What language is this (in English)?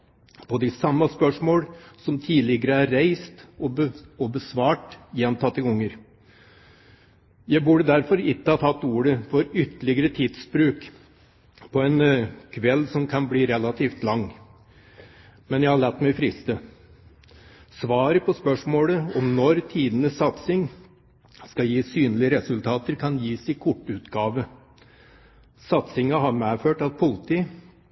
Norwegian Bokmål